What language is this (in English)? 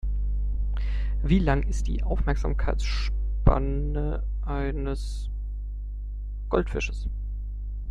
German